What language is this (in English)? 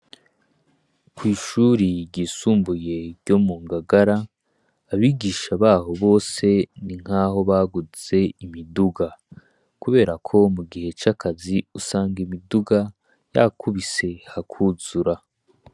Rundi